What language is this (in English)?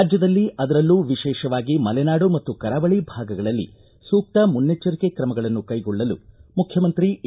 Kannada